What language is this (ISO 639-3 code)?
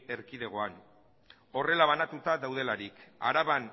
eus